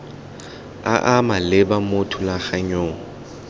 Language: Tswana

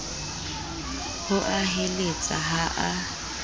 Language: Southern Sotho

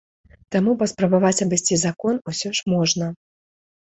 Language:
Belarusian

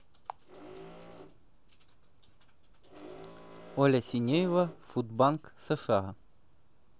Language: Russian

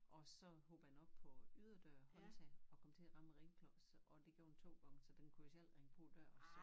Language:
Danish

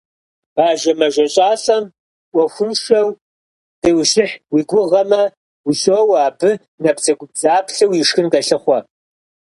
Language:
Kabardian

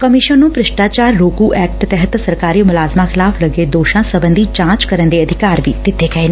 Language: Punjabi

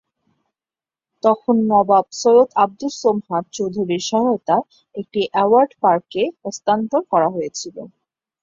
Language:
Bangla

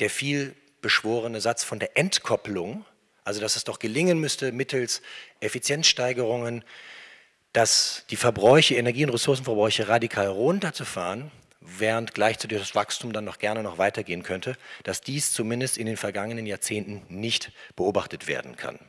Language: German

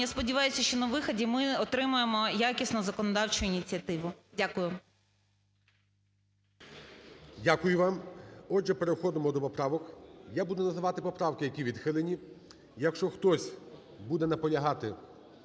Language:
Ukrainian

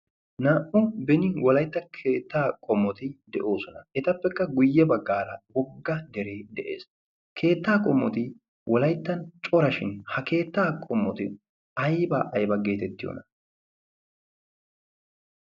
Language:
Wolaytta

